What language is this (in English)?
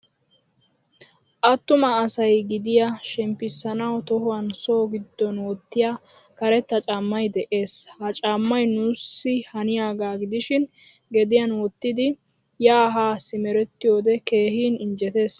Wolaytta